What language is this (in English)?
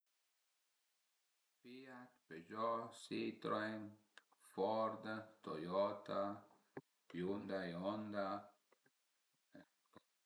Piedmontese